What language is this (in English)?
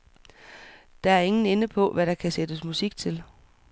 Danish